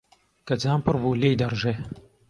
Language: Central Kurdish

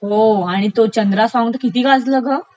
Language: Marathi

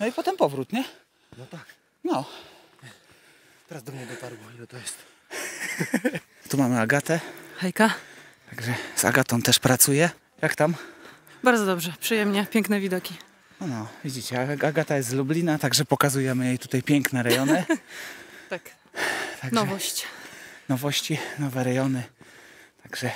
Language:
Polish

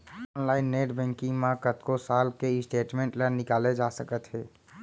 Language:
Chhattisgarhi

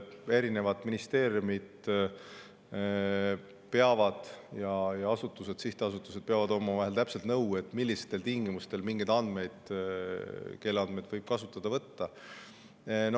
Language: Estonian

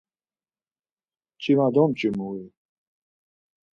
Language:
Laz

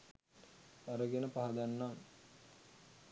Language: Sinhala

